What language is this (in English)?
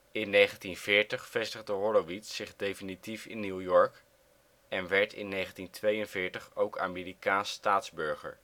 Dutch